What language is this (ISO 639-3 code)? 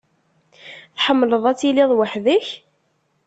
kab